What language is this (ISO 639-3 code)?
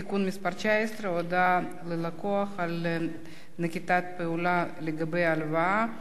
heb